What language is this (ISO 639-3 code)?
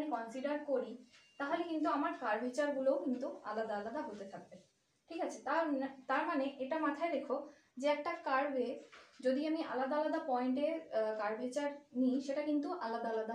hin